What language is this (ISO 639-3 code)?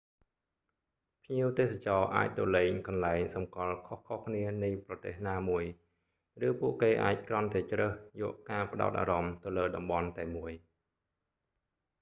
khm